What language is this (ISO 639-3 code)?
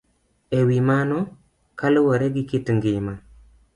luo